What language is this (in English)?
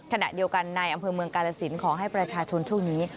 Thai